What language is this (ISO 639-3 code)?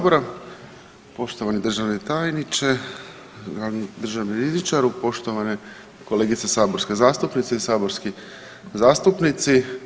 hrv